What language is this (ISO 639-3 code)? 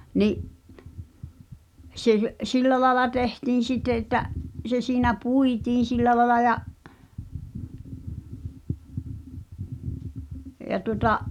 fin